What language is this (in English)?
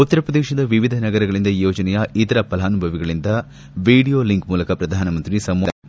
Kannada